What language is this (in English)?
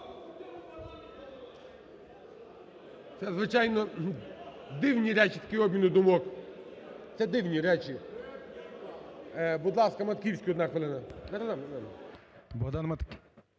Ukrainian